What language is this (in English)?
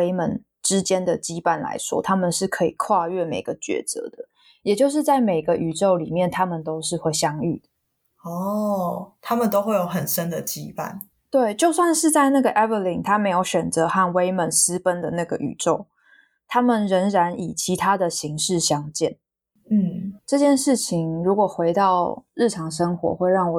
Chinese